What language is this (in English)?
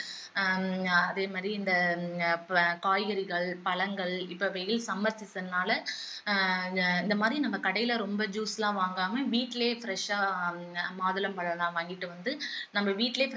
Tamil